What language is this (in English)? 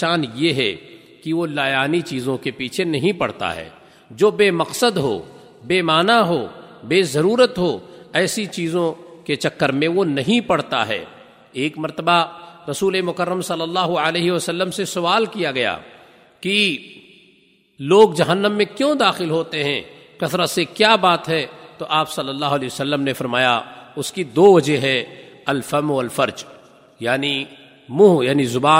Urdu